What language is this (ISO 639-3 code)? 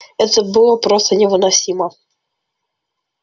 rus